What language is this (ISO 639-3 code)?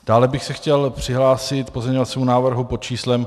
ces